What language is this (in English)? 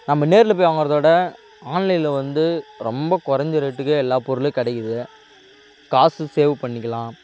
Tamil